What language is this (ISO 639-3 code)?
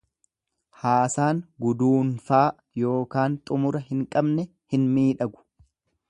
orm